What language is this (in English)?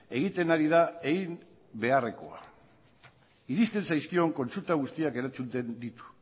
Basque